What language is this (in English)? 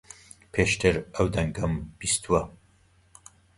Central Kurdish